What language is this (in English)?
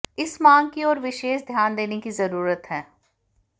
Hindi